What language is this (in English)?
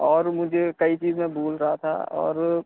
Urdu